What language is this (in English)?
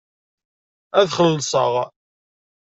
Kabyle